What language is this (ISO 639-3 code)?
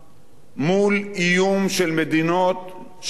heb